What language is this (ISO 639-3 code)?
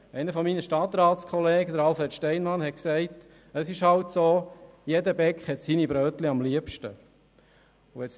gsw